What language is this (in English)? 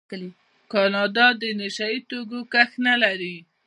Pashto